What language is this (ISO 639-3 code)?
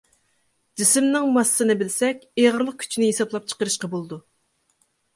uig